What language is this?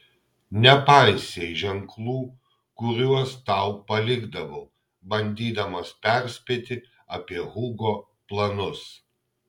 Lithuanian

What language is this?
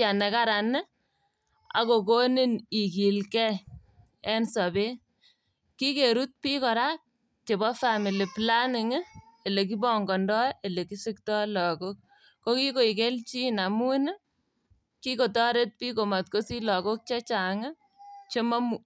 Kalenjin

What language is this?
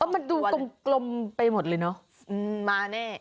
Thai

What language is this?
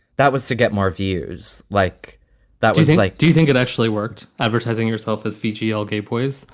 English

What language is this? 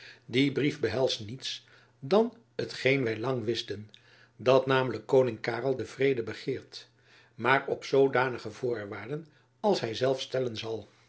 Dutch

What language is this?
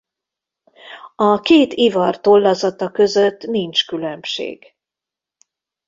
Hungarian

